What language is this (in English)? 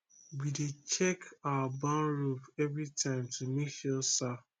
Nigerian Pidgin